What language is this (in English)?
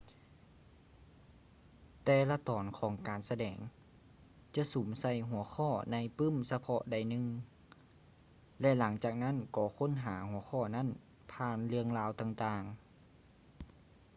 Lao